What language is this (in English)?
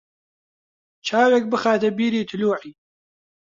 Central Kurdish